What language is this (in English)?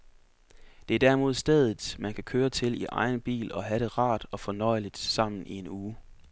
Danish